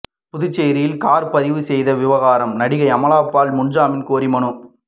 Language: Tamil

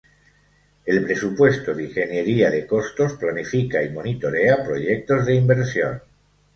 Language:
Spanish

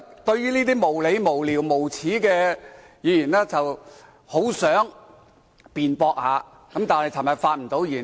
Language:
Cantonese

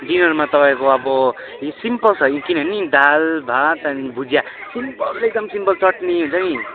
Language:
Nepali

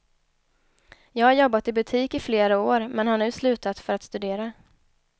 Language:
Swedish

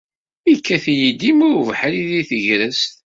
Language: Kabyle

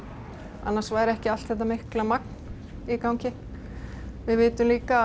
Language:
Icelandic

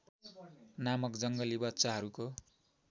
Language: Nepali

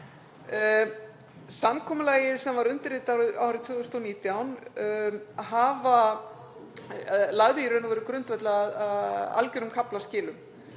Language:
Icelandic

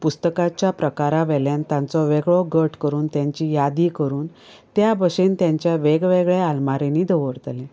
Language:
Konkani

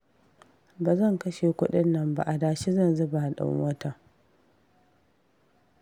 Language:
Hausa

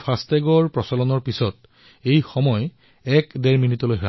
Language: Assamese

